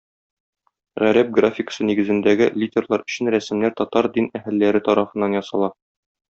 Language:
Tatar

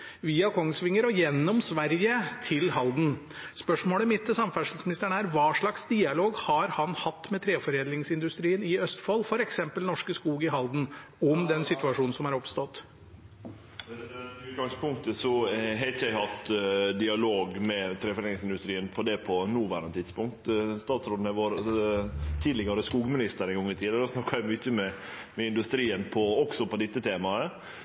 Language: Norwegian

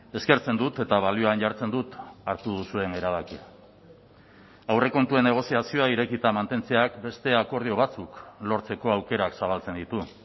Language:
Basque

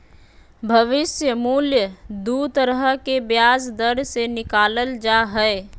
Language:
Magahi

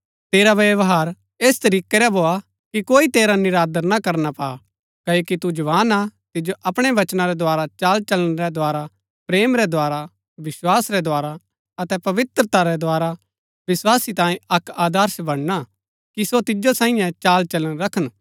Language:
Gaddi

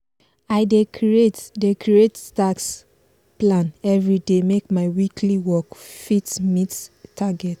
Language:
Nigerian Pidgin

